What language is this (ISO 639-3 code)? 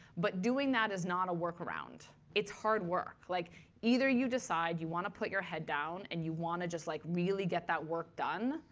eng